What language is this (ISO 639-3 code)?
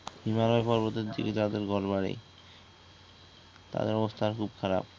ben